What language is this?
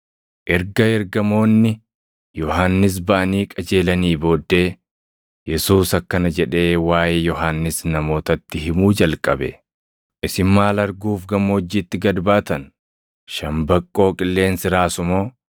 Oromo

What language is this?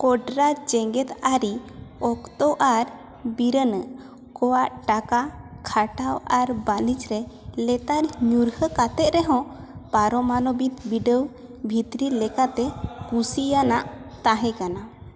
Santali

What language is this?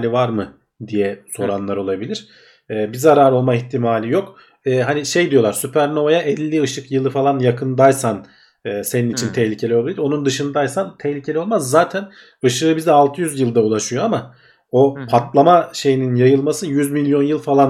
Turkish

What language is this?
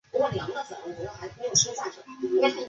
Chinese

